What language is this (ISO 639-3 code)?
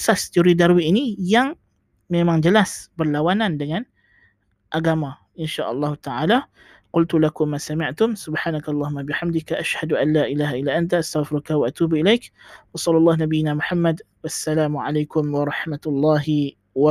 msa